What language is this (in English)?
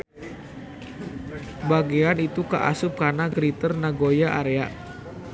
Sundanese